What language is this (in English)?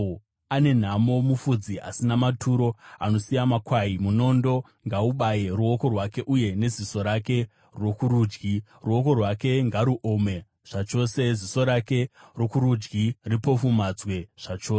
Shona